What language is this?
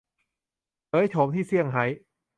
Thai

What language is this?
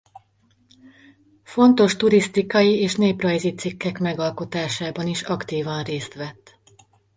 Hungarian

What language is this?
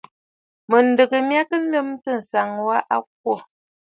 Bafut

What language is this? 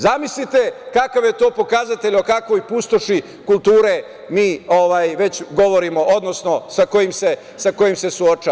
Serbian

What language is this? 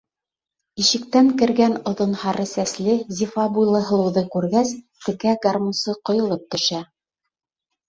Bashkir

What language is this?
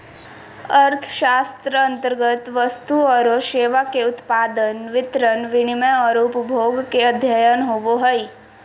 Magahi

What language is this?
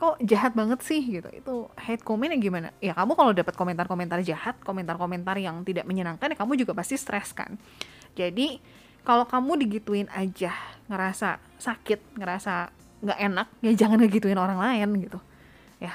Indonesian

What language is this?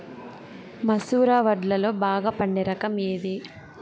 Telugu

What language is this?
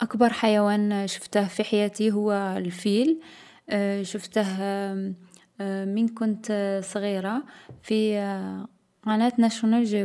Algerian Arabic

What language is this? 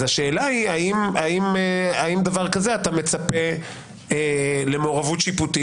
Hebrew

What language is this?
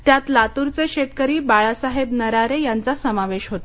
Marathi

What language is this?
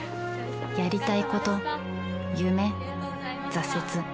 Japanese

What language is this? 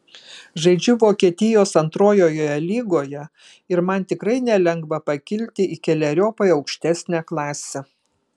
Lithuanian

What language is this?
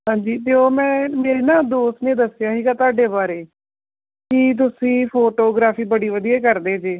Punjabi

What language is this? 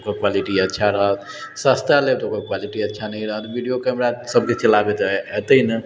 Maithili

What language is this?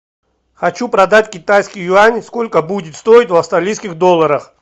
Russian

